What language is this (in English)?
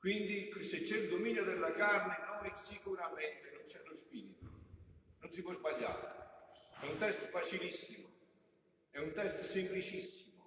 Italian